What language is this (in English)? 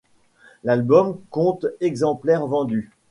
French